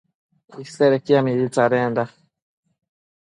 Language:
Matsés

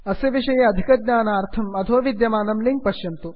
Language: Sanskrit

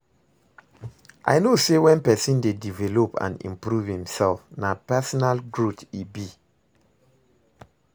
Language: Nigerian Pidgin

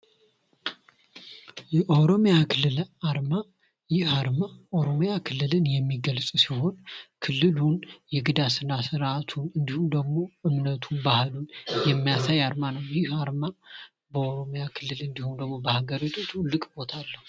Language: Amharic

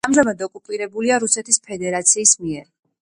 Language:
Georgian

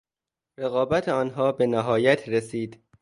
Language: Persian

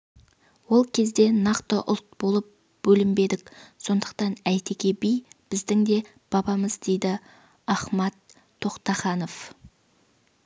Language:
Kazakh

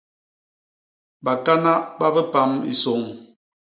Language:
Basaa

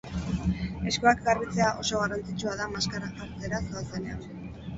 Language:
Basque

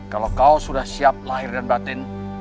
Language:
Indonesian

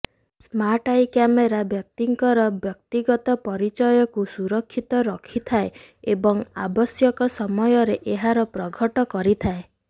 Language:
Odia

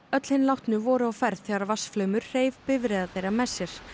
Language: Icelandic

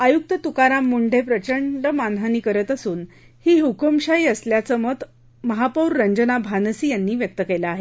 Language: Marathi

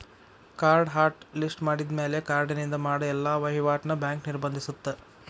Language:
Kannada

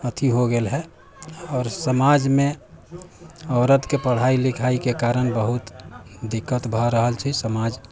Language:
Maithili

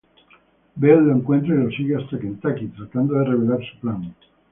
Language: Spanish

